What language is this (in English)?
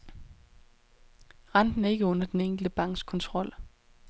Danish